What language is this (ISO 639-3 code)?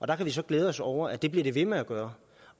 dan